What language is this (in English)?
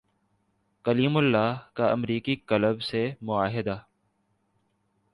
Urdu